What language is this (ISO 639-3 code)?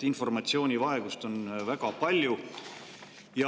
est